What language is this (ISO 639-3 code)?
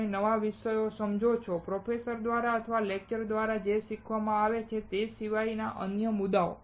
guj